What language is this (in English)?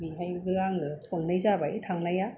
Bodo